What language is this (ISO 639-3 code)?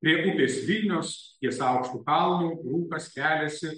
lit